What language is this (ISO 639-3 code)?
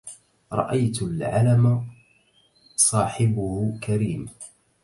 ara